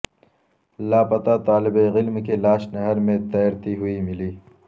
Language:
Urdu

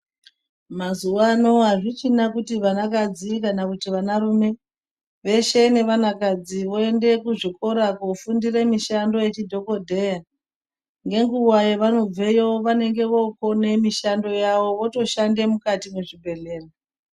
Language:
Ndau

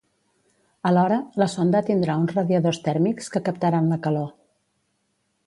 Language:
Catalan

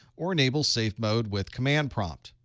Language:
English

